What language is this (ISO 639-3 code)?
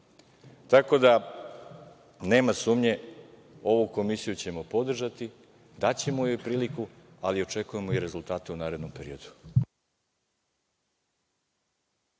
srp